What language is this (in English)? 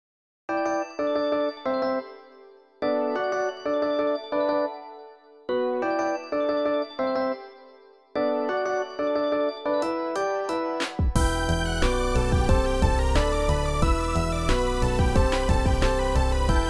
Japanese